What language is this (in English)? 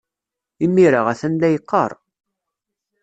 Kabyle